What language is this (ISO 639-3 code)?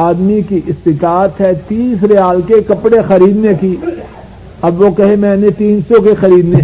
urd